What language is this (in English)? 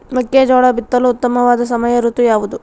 Kannada